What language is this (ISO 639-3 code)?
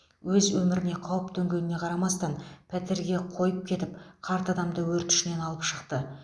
kaz